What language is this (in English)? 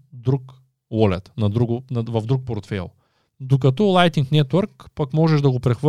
Bulgarian